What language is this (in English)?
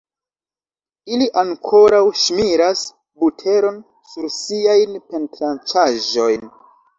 Esperanto